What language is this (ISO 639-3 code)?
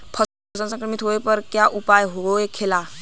bho